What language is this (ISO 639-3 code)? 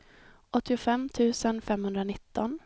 swe